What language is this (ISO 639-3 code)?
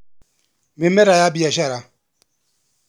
kik